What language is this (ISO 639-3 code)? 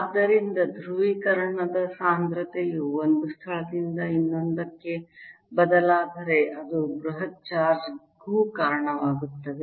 kan